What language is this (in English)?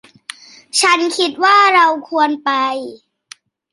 Thai